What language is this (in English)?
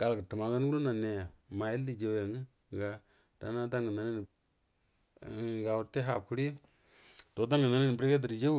Buduma